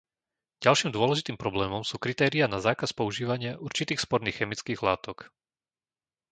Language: Slovak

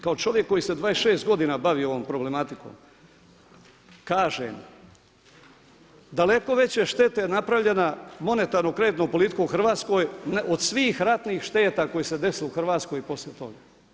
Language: Croatian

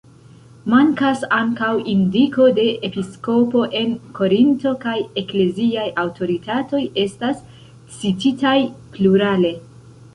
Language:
Esperanto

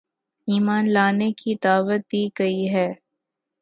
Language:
Urdu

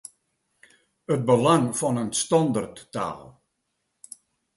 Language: Western Frisian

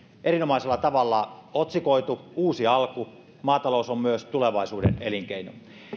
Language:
Finnish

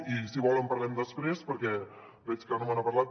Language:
Catalan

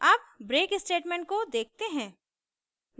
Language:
Hindi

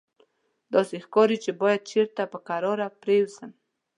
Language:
Pashto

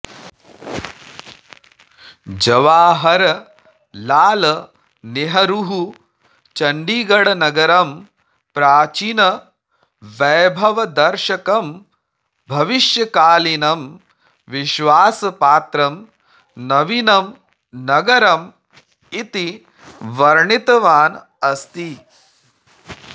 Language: Sanskrit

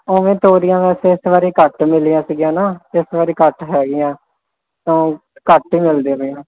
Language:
Punjabi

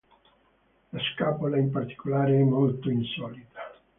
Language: Italian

